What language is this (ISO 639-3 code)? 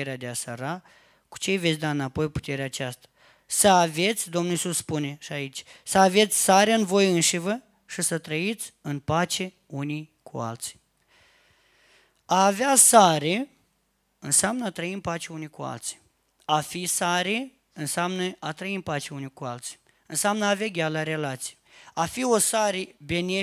ron